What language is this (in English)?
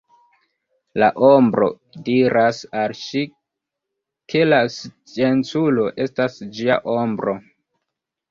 Esperanto